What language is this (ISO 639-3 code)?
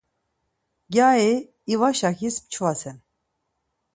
lzz